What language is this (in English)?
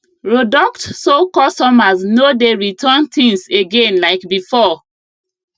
Nigerian Pidgin